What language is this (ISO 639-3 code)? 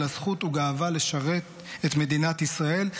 heb